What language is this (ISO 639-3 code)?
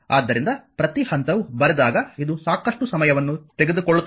kan